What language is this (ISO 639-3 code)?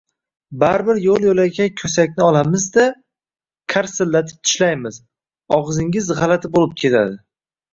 uzb